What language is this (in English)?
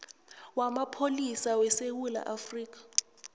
South Ndebele